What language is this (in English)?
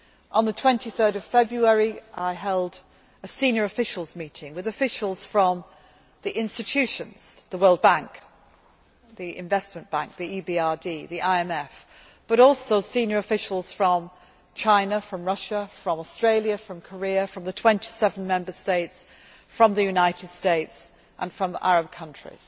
English